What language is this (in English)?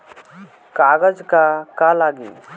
Bhojpuri